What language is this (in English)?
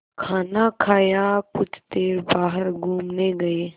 Hindi